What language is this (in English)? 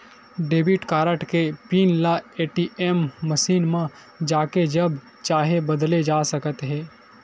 Chhattisgarhi